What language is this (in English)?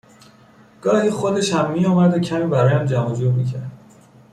Persian